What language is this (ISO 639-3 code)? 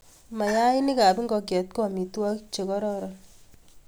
kln